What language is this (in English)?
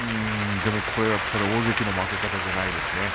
Japanese